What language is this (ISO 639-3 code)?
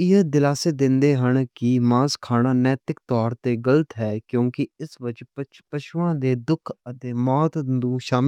lah